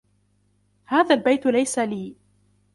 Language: Arabic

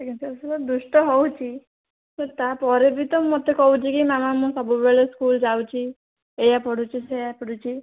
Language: Odia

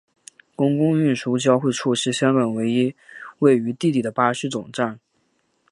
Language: Chinese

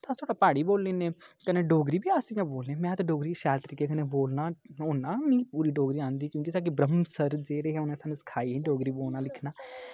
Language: Dogri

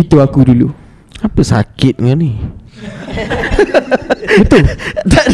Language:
Malay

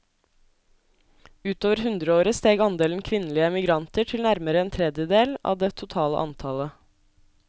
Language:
Norwegian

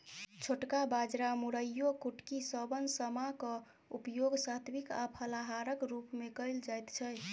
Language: Maithili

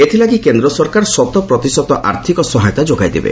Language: Odia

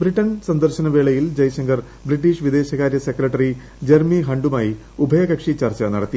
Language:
Malayalam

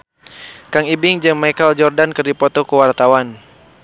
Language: Sundanese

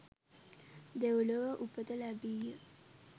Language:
Sinhala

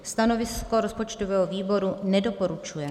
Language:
Czech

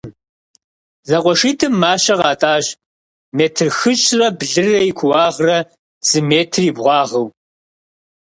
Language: Kabardian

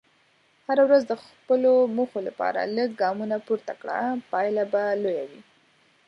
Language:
Pashto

